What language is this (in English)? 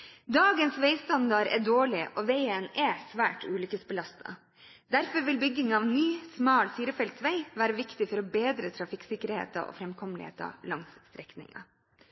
Norwegian Bokmål